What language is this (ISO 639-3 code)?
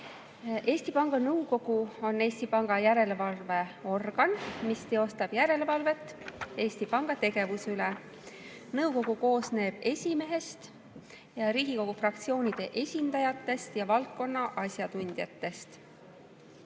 est